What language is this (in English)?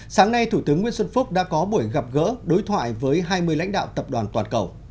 Vietnamese